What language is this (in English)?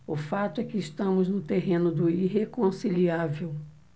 Portuguese